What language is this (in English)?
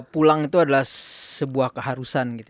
Indonesian